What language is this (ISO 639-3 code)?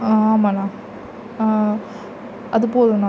tam